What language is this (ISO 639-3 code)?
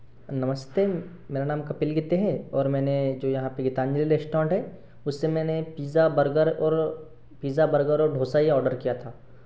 hin